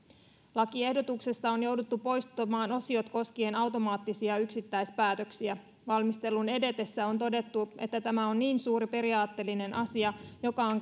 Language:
Finnish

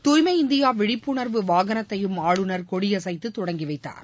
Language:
Tamil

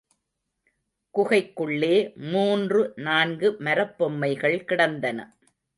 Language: Tamil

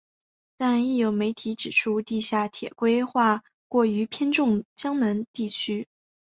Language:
Chinese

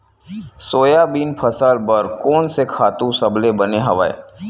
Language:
Chhattisgarhi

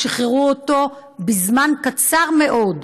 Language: Hebrew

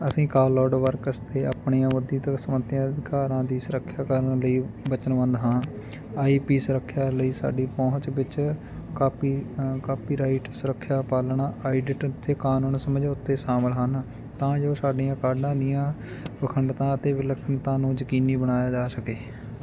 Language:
Punjabi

